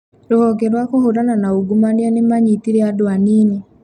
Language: Kikuyu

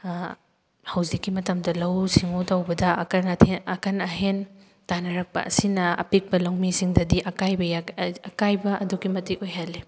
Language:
Manipuri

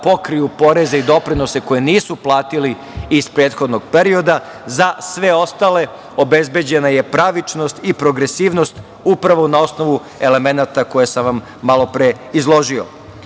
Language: Serbian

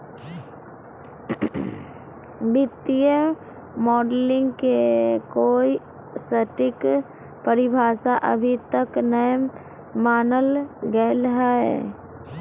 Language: Magahi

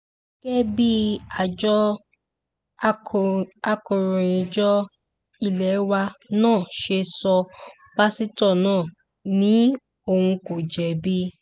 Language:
Yoruba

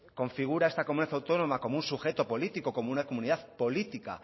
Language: Spanish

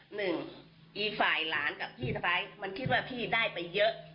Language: Thai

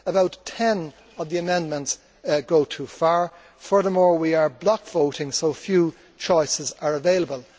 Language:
English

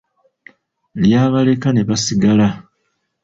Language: Ganda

